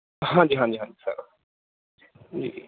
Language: Punjabi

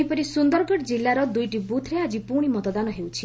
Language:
Odia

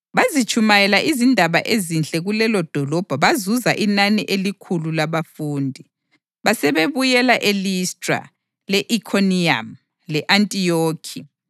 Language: North Ndebele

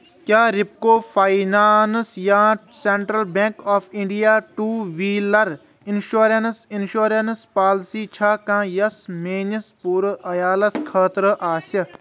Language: Kashmiri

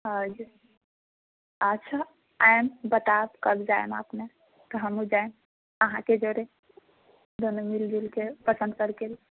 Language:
Maithili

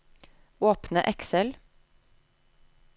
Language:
Norwegian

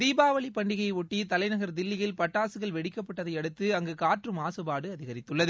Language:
Tamil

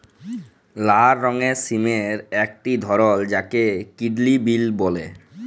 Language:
Bangla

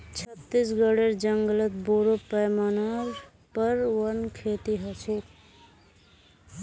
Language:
Magahi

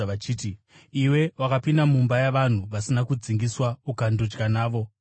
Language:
Shona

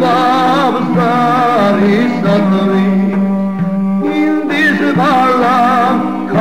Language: Arabic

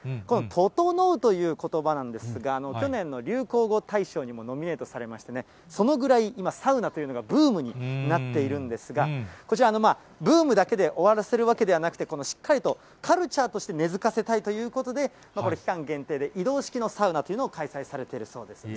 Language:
Japanese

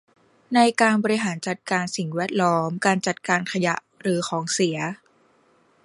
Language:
Thai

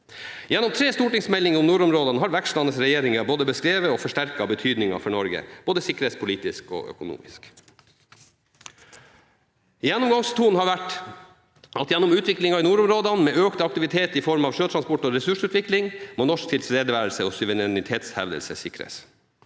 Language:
Norwegian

